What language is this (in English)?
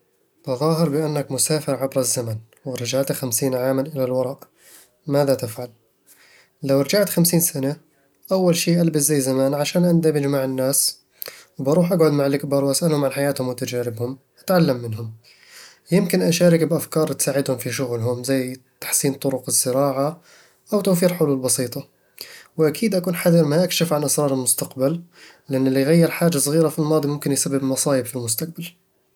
Eastern Egyptian Bedawi Arabic